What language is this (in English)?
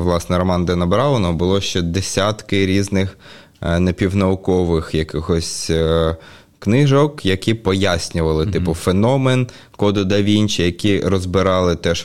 Ukrainian